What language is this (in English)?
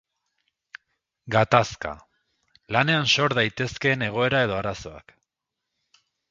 Basque